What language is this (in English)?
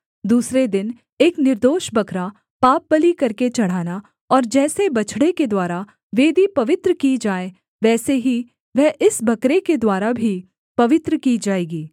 Hindi